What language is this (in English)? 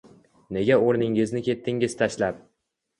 Uzbek